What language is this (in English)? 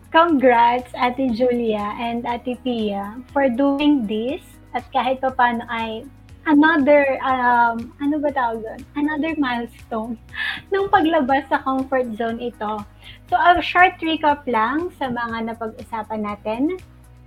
Filipino